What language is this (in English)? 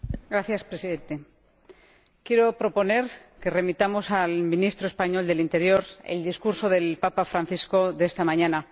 Spanish